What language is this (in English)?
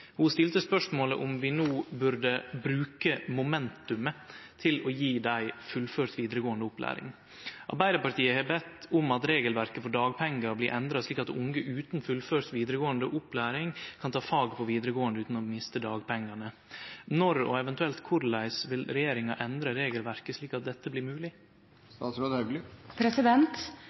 Norwegian Nynorsk